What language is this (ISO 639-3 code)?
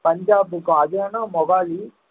tam